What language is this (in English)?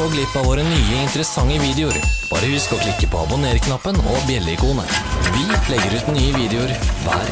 Norwegian